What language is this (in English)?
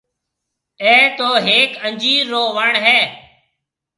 Marwari (Pakistan)